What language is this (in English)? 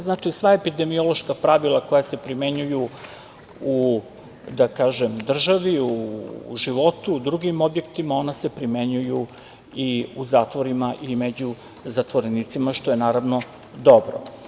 Serbian